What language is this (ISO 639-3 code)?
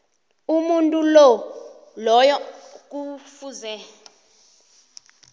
nbl